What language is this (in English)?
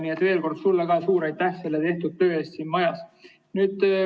Estonian